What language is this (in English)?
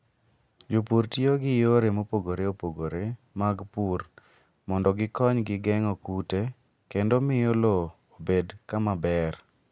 Luo (Kenya and Tanzania)